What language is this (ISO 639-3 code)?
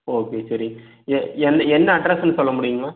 tam